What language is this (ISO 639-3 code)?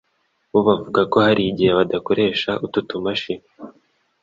kin